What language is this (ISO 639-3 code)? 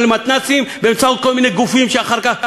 heb